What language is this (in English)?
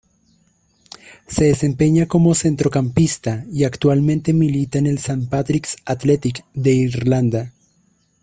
Spanish